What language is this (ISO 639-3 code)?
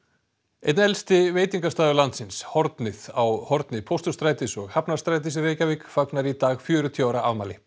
isl